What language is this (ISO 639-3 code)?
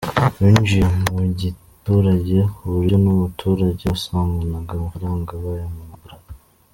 kin